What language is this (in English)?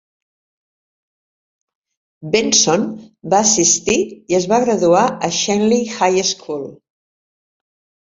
Catalan